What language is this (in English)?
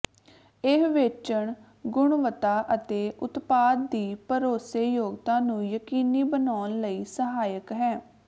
Punjabi